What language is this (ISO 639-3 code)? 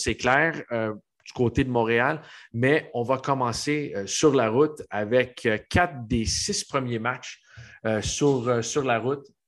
fra